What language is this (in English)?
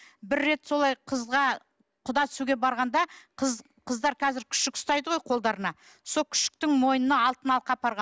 Kazakh